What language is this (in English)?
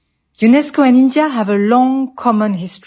Gujarati